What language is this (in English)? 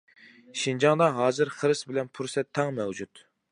Uyghur